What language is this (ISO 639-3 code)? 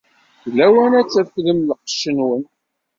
kab